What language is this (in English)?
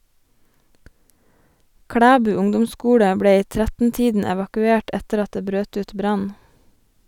Norwegian